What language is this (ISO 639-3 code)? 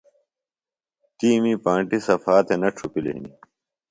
phl